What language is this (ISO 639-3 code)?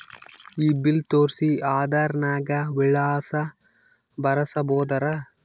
kan